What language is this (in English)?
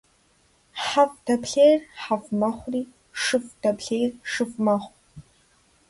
Kabardian